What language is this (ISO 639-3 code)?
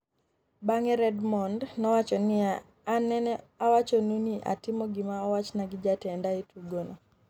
luo